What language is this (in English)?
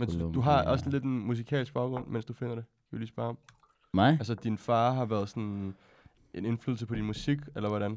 Danish